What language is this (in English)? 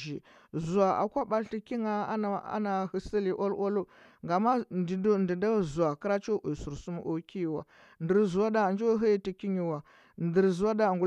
Huba